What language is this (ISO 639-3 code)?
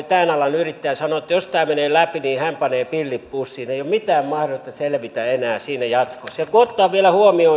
fin